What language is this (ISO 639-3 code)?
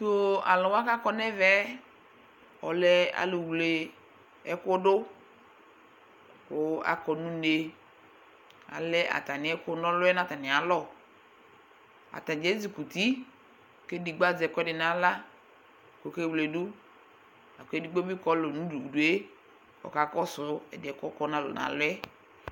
kpo